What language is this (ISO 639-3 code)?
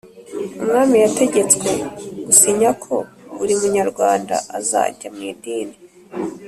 kin